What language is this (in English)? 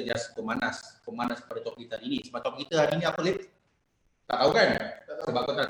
Malay